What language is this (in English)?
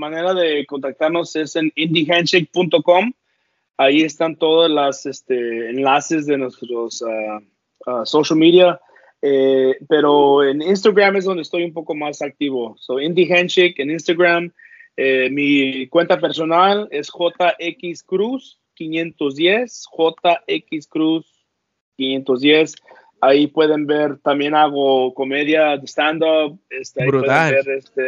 Spanish